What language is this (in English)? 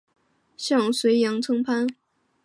Chinese